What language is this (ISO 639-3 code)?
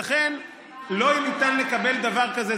heb